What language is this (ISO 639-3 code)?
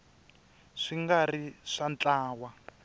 tso